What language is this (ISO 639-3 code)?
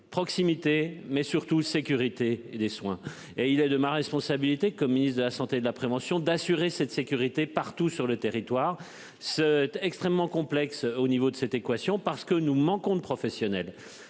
fra